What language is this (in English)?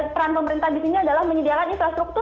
Indonesian